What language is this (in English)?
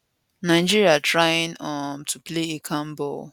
Nigerian Pidgin